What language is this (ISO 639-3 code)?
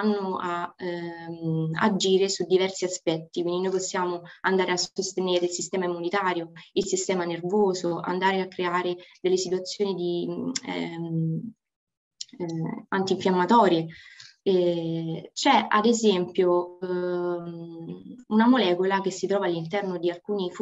ita